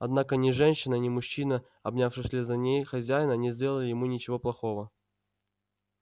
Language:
Russian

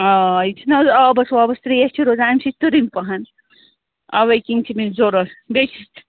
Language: Kashmiri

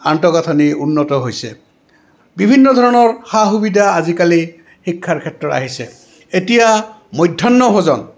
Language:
Assamese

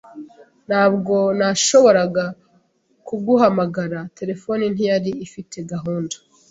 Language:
Kinyarwanda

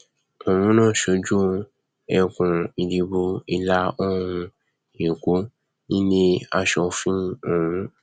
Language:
Yoruba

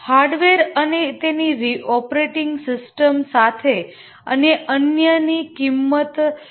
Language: Gujarati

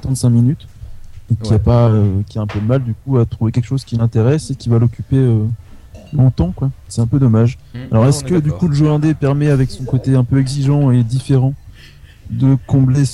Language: French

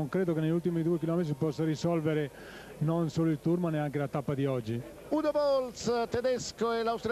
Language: Italian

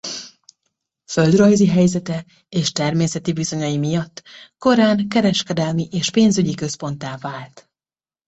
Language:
Hungarian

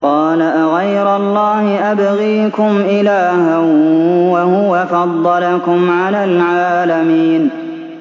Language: Arabic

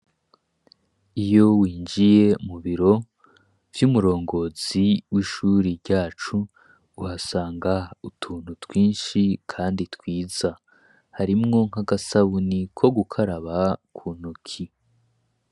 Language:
Rundi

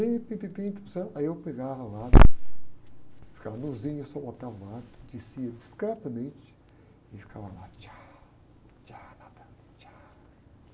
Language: Portuguese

